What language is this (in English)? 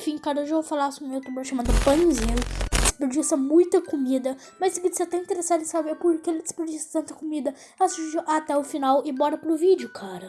Portuguese